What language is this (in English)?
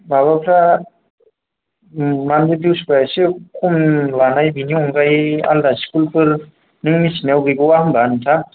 Bodo